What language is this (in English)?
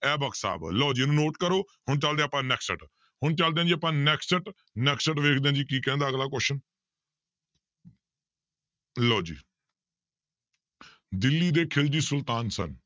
Punjabi